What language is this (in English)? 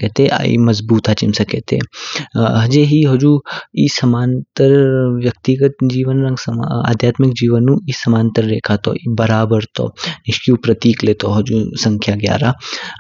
Kinnauri